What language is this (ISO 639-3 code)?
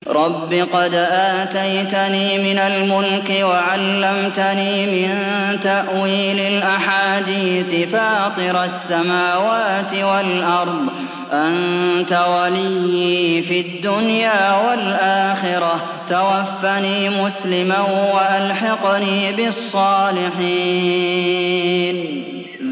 ara